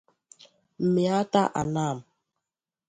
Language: Igbo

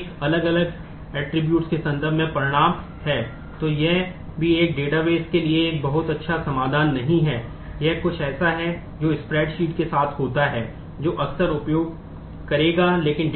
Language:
Hindi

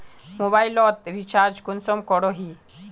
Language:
Magahi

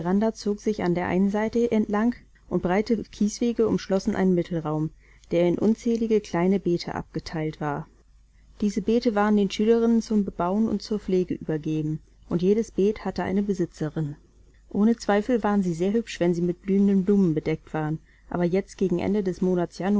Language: German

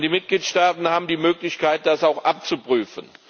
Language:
German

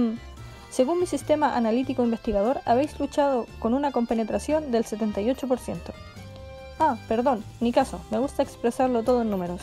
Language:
Spanish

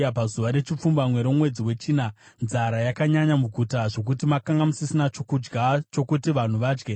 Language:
Shona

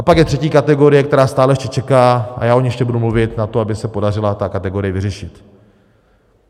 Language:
Czech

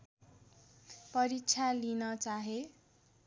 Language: Nepali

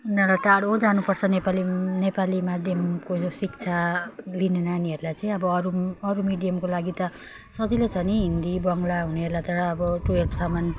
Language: Nepali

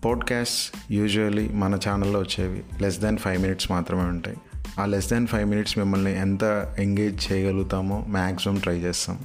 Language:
Telugu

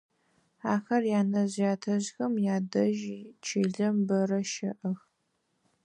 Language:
Adyghe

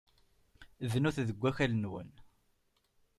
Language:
Kabyle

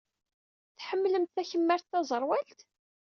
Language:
Kabyle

